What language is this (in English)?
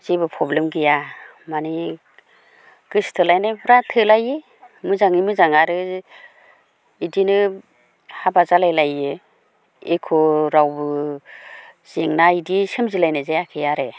Bodo